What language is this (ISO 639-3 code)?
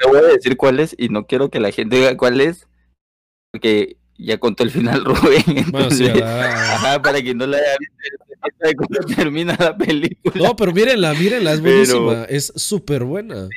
spa